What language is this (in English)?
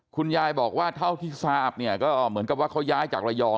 Thai